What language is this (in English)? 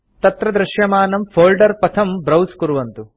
Sanskrit